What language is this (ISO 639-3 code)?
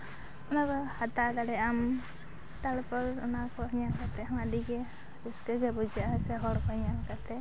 sat